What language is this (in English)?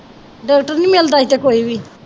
Punjabi